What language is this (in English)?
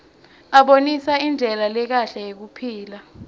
Swati